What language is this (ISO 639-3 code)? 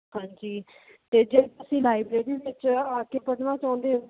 pan